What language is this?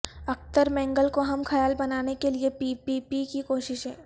Urdu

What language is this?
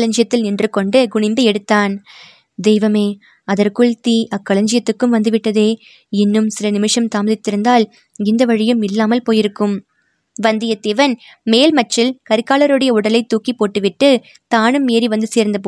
Tamil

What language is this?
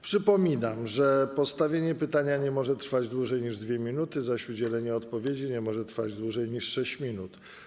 Polish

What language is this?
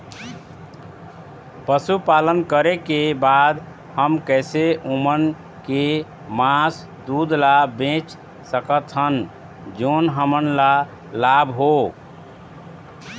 Chhattisgarhi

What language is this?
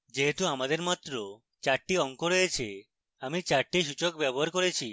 Bangla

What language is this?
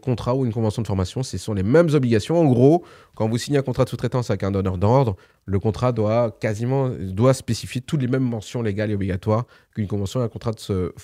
French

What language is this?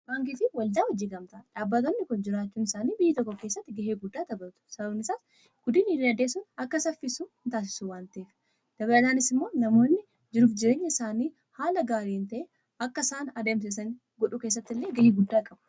Oromo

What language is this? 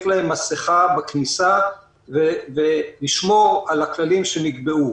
Hebrew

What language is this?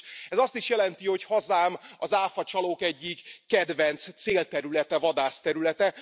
Hungarian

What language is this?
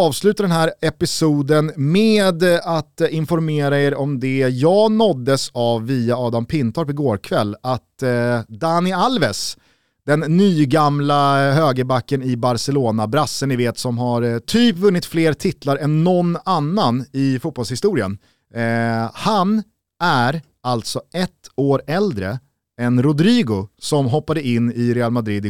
Swedish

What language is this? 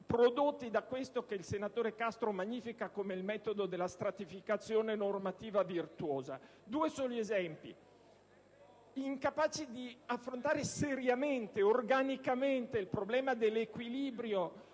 Italian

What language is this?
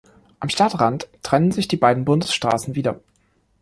German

